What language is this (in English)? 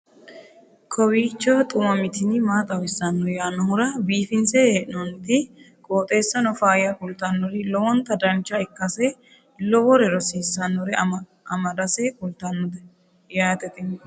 Sidamo